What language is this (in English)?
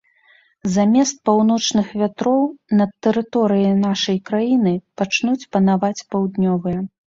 Belarusian